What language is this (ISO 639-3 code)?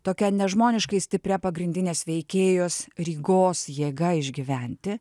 lit